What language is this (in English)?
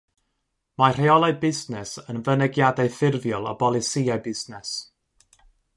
Welsh